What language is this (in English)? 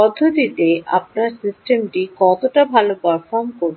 Bangla